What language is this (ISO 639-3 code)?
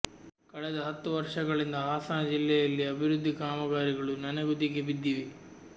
kan